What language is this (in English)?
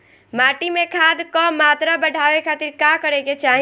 Bhojpuri